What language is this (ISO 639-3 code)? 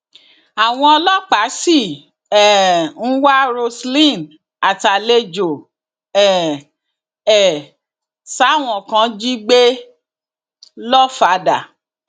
yor